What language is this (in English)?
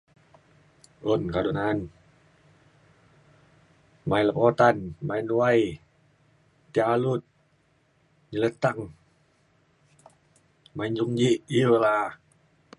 Mainstream Kenyah